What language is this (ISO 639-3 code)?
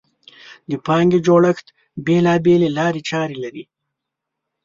pus